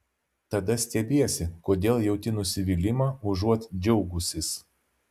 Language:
Lithuanian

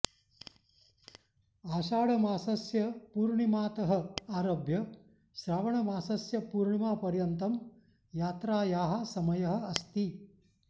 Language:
Sanskrit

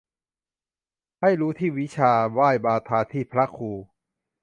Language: Thai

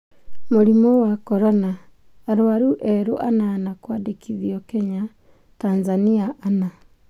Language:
Kikuyu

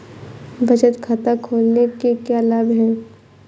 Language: Hindi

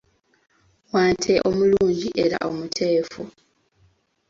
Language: Ganda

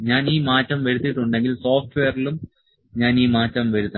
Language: Malayalam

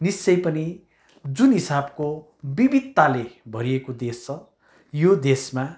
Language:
Nepali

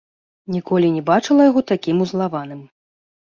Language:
Belarusian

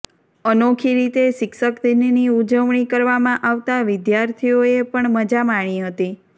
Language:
Gujarati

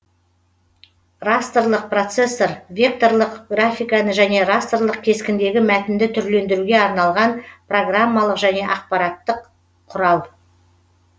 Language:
Kazakh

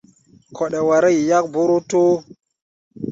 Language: Gbaya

